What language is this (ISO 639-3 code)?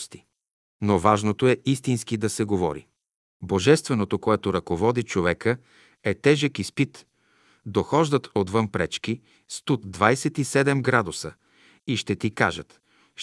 bul